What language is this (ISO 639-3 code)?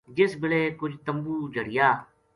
gju